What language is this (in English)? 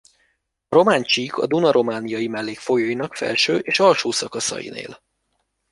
Hungarian